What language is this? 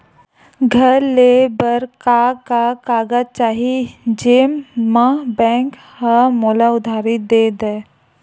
Chhattisgarhi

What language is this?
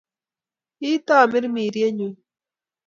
Kalenjin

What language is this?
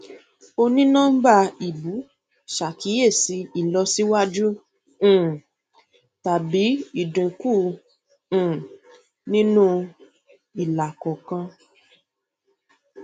Yoruba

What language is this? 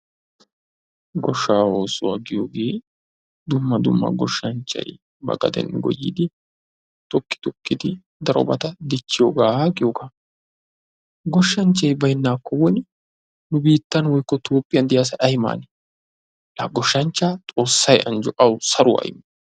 Wolaytta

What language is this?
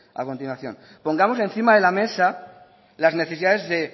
Spanish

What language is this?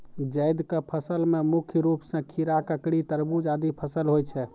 Maithili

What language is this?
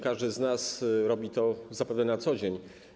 Polish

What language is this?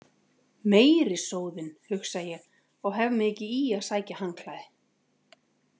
Icelandic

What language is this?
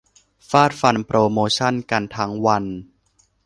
Thai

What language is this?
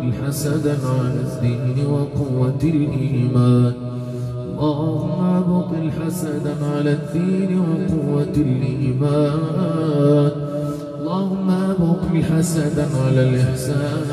Arabic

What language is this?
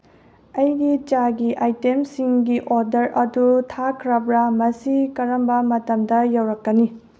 Manipuri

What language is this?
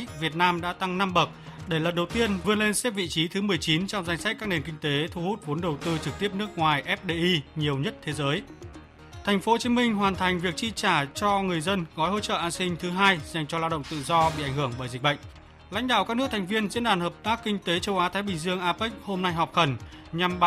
Vietnamese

